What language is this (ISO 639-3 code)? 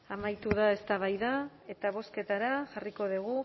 eus